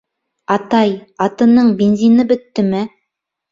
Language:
Bashkir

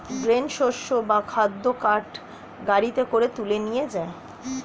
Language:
Bangla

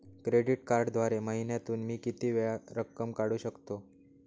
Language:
Marathi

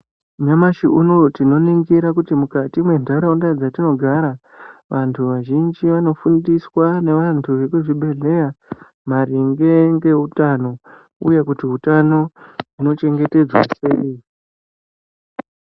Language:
Ndau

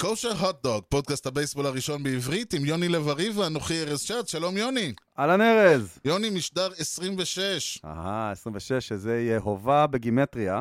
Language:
Hebrew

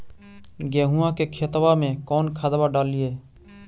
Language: Magahi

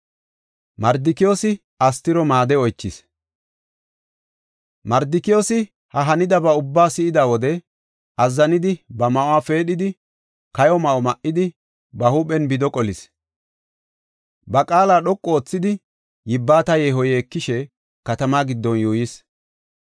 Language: Gofa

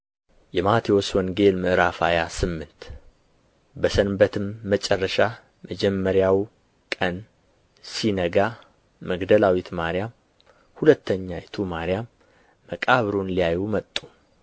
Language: Amharic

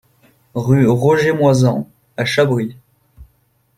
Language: French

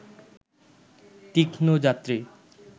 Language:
Bangla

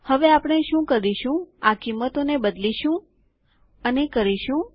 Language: Gujarati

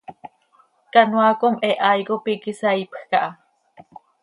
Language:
Seri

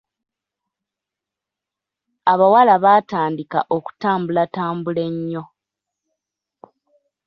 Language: Ganda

